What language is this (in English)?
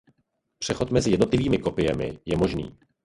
Czech